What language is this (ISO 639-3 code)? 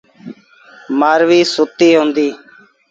sbn